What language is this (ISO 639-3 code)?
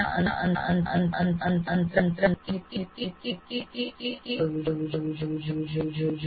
guj